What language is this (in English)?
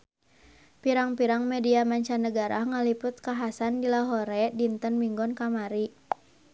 Sundanese